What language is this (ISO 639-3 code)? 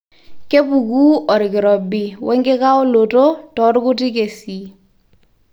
mas